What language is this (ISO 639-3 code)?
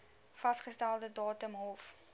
afr